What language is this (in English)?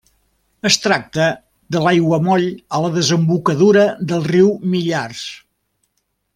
Catalan